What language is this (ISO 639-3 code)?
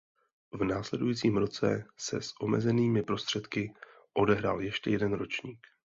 ces